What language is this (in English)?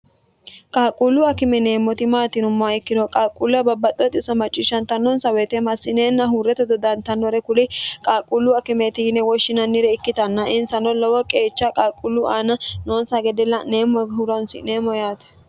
Sidamo